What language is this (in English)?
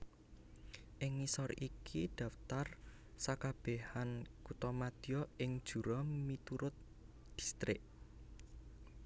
Javanese